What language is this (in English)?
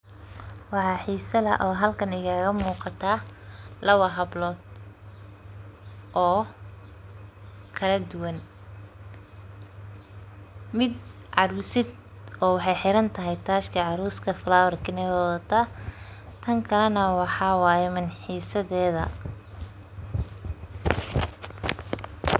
Somali